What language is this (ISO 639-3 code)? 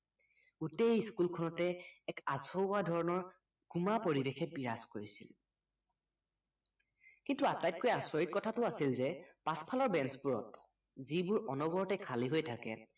asm